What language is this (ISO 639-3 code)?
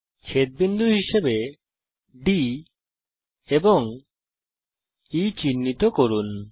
ben